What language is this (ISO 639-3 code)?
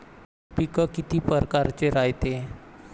mar